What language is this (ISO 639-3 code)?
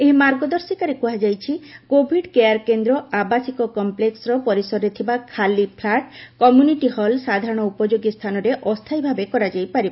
ori